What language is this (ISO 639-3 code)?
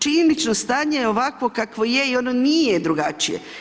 hrv